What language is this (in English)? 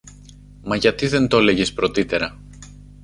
Greek